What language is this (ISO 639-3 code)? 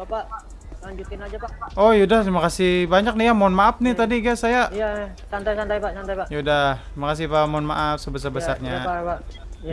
ind